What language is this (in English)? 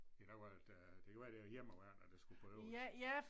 Danish